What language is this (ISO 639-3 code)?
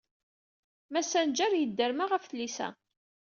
kab